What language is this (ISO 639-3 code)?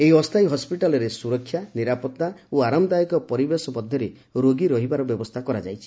ori